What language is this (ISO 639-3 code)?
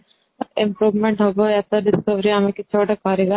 ori